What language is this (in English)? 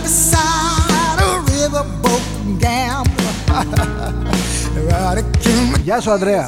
Greek